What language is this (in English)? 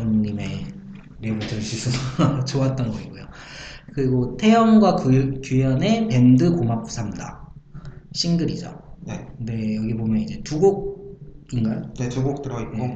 Korean